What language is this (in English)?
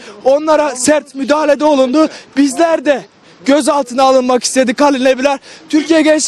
Turkish